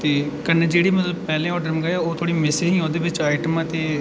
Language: Dogri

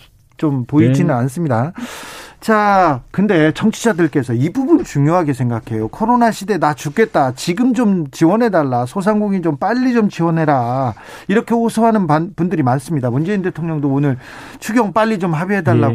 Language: Korean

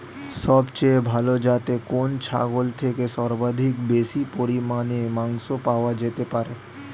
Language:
Bangla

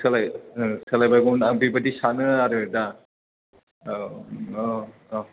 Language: Bodo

